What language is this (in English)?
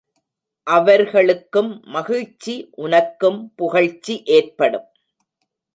Tamil